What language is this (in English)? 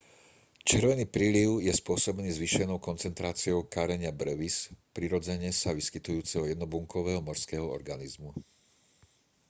Slovak